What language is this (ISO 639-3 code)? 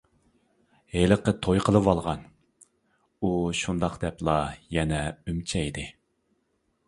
uig